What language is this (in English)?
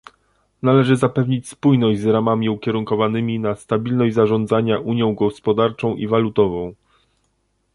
Polish